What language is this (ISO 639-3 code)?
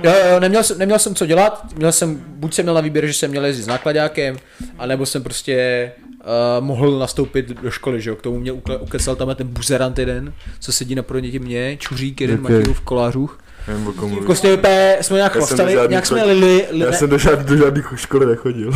ces